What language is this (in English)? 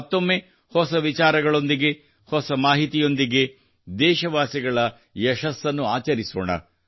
Kannada